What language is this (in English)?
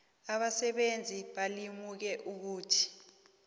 South Ndebele